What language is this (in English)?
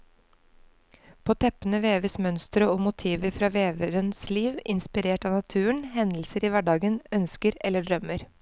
Norwegian